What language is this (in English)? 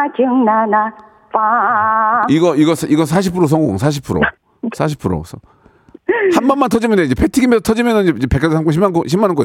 Korean